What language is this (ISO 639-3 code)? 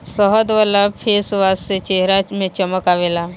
bho